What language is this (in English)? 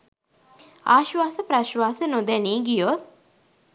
Sinhala